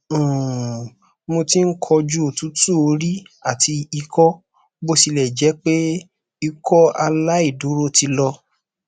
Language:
Yoruba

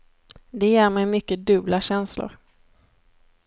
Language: Swedish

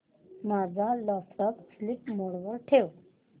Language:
Marathi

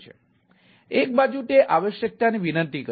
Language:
Gujarati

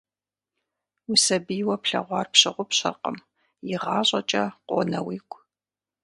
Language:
Kabardian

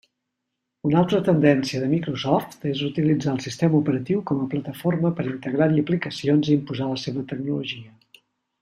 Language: Catalan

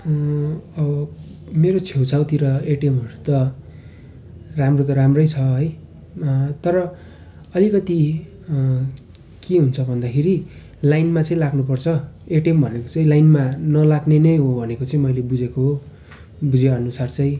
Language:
Nepali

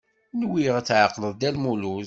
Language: Kabyle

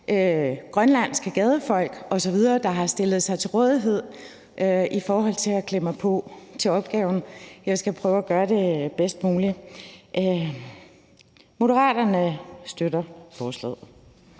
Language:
Danish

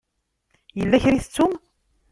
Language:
Kabyle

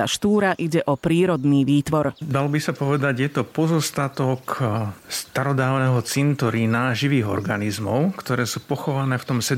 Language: Slovak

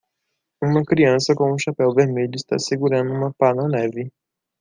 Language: Portuguese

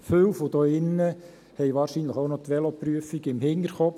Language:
Swiss German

